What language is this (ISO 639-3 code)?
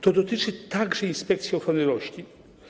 pol